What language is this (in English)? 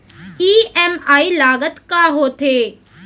Chhattisgarhi